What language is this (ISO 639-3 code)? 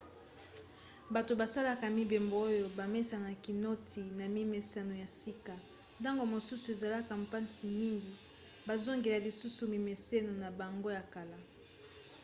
lin